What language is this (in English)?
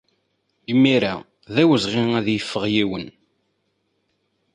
Kabyle